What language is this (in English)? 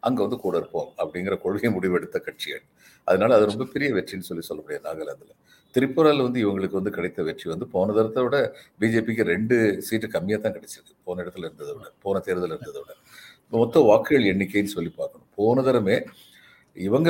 Tamil